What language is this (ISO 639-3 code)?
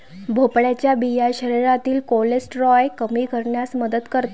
mar